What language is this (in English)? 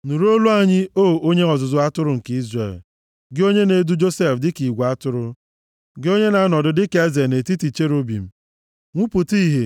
Igbo